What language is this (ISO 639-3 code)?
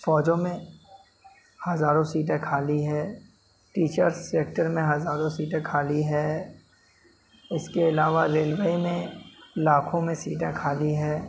urd